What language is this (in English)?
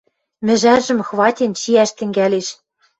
Western Mari